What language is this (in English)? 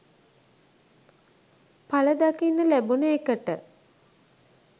Sinhala